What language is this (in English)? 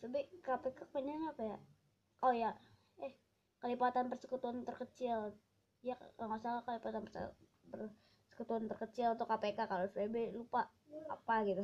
Indonesian